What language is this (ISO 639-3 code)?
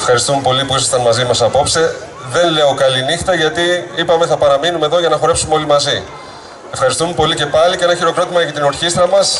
ell